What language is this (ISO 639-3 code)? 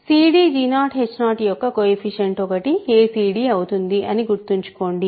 tel